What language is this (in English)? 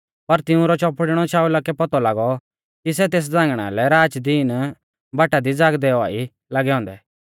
Mahasu Pahari